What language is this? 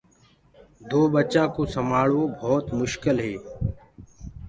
Gurgula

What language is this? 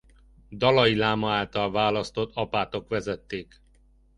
Hungarian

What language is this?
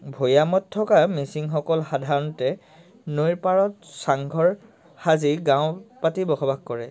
Assamese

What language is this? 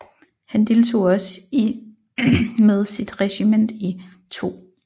Danish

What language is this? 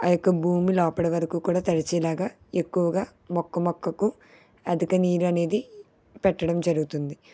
Telugu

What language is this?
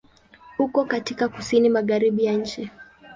Swahili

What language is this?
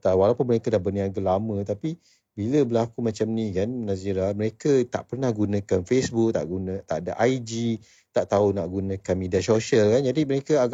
Malay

